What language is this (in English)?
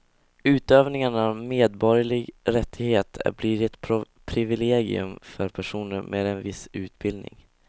Swedish